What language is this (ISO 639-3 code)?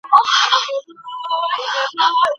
pus